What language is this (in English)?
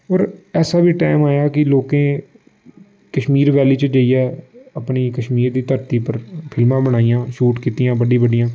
Dogri